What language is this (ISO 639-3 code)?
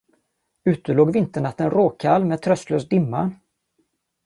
swe